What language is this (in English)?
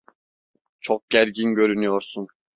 Turkish